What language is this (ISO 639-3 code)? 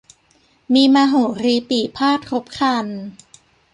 tha